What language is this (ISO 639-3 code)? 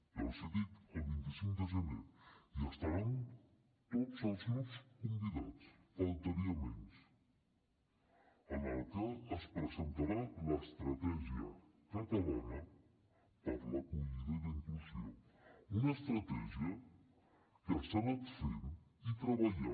cat